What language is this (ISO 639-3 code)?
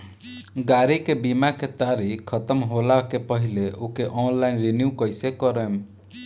bho